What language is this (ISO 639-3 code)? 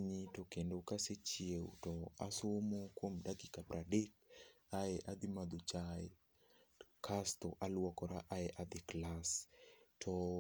luo